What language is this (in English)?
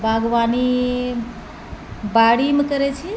Maithili